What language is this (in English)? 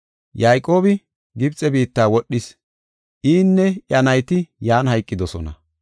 Gofa